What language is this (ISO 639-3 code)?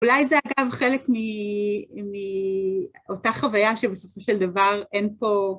heb